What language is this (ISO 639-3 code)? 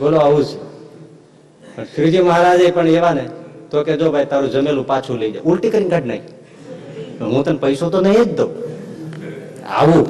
guj